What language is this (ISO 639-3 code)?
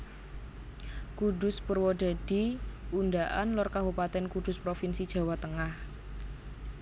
jav